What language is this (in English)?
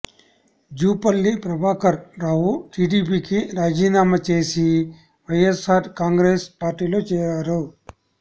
Telugu